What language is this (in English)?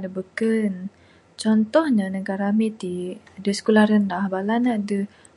Bukar-Sadung Bidayuh